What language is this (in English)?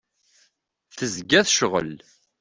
Kabyle